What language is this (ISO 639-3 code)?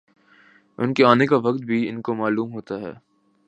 urd